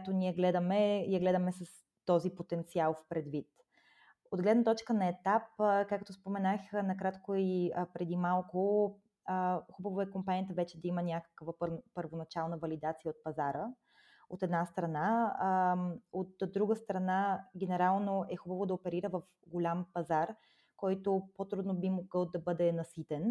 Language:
Bulgarian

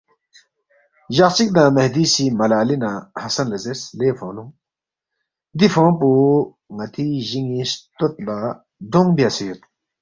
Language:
Balti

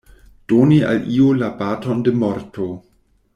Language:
Esperanto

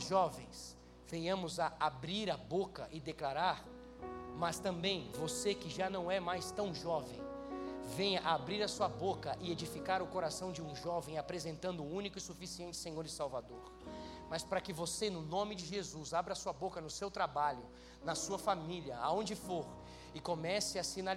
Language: Portuguese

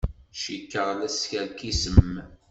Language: Kabyle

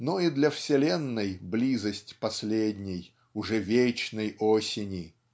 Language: Russian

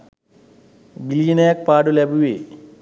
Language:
Sinhala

